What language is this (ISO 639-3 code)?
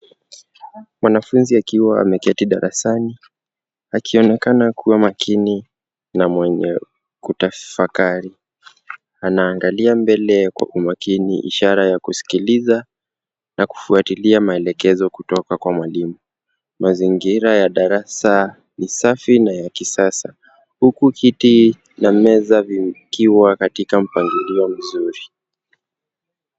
swa